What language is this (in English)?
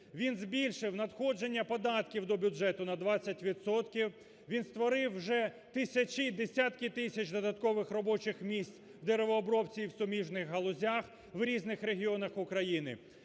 Ukrainian